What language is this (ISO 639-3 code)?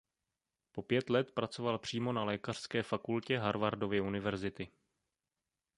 ces